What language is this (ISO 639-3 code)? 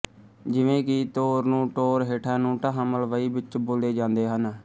pan